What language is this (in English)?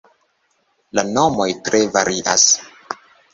Esperanto